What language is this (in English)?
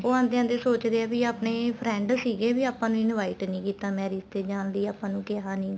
Punjabi